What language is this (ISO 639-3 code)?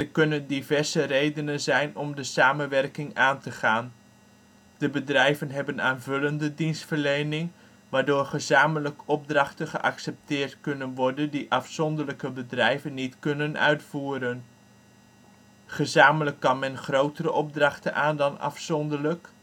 nld